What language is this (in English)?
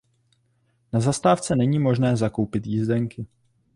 Czech